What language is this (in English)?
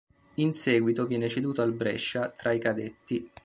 Italian